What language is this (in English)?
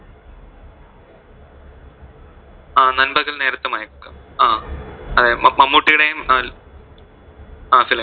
Malayalam